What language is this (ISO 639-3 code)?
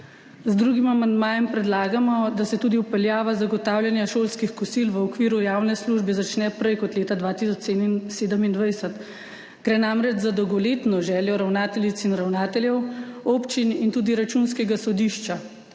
slv